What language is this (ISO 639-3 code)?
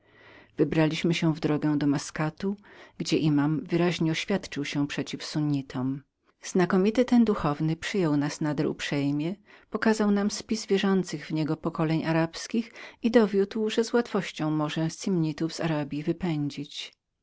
pol